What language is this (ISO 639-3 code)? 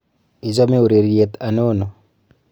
kln